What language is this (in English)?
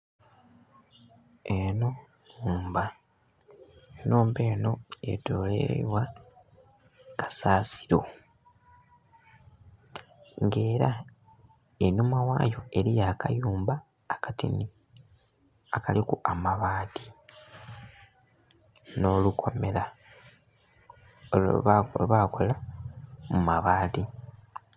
Soga